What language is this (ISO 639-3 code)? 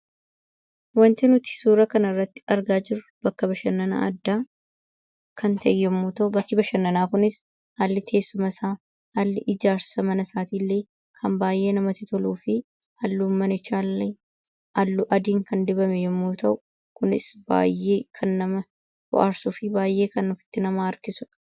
orm